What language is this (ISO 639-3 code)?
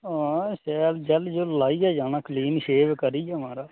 doi